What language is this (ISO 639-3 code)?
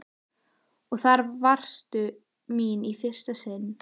isl